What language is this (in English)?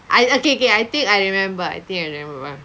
English